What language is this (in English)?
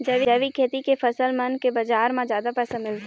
Chhattisgarhi